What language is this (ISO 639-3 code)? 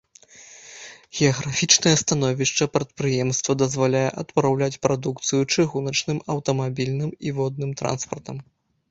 bel